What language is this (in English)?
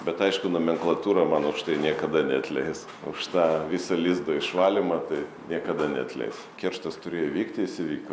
Lithuanian